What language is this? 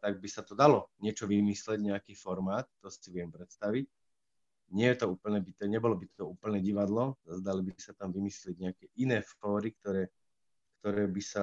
Slovak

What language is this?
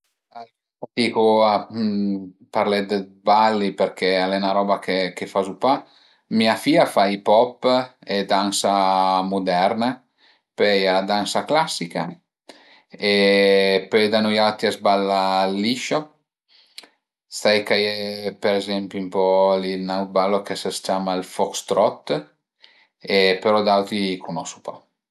Piedmontese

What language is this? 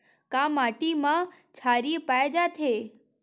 Chhattisgarhi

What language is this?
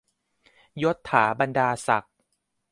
Thai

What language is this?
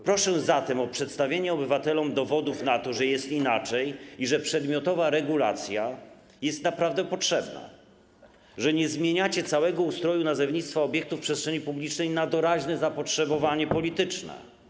Polish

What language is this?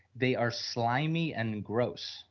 English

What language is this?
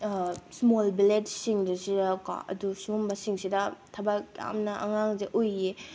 Manipuri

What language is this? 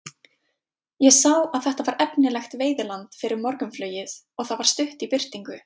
Icelandic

